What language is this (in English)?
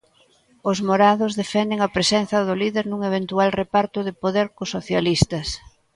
Galician